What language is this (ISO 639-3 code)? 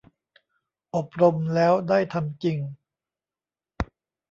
tha